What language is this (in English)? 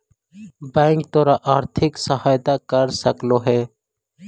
Magahi